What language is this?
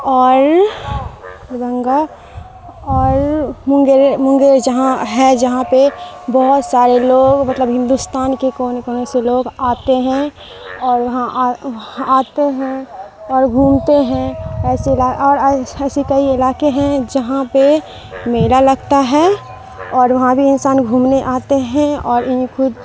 Urdu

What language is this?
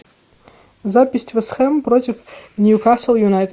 Russian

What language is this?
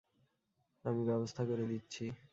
Bangla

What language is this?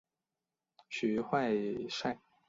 Chinese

